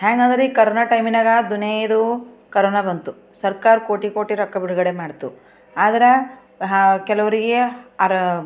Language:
Kannada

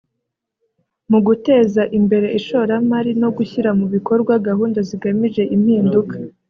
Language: Kinyarwanda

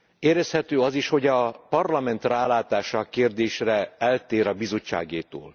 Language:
Hungarian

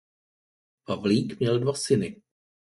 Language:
Czech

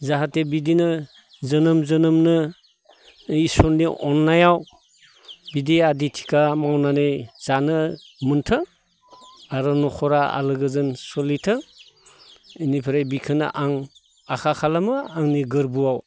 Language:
Bodo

